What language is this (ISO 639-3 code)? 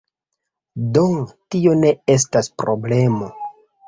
epo